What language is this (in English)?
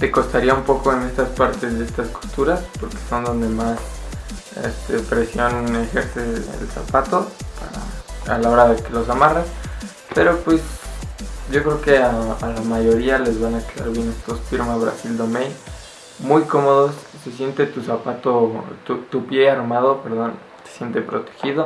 Spanish